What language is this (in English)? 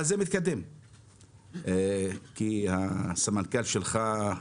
Hebrew